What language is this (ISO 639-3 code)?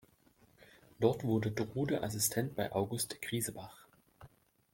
deu